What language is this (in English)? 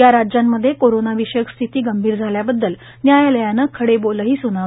Marathi